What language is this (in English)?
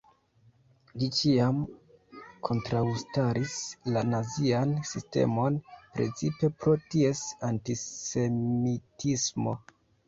Esperanto